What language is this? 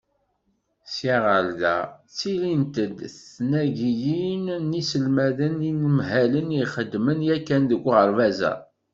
Kabyle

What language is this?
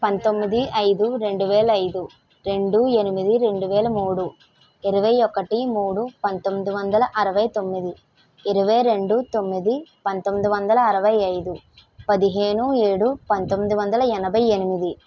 Telugu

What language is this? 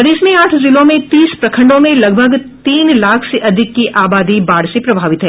Hindi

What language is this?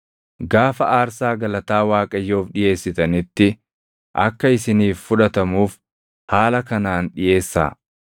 Oromo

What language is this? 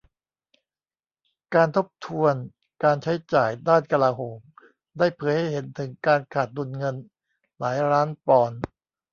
Thai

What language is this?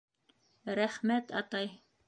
Bashkir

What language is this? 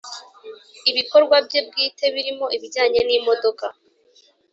Kinyarwanda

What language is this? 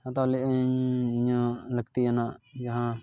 Santali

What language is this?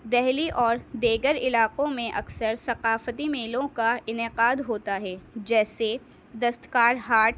Urdu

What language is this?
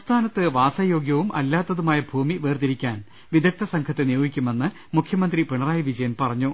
Malayalam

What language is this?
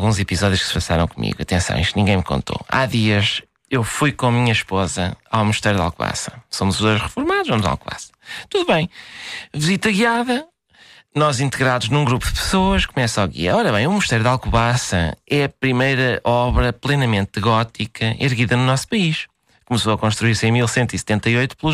Portuguese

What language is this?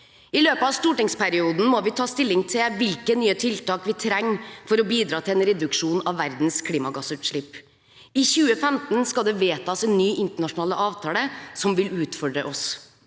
Norwegian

